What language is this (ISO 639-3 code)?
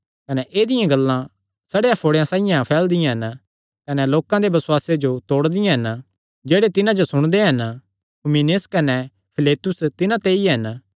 xnr